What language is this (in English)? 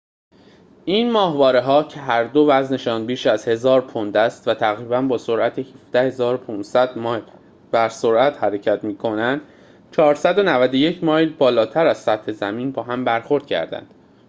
Persian